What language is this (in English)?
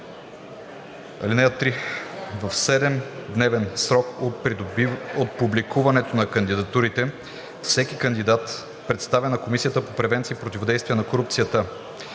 Bulgarian